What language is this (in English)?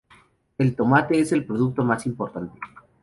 Spanish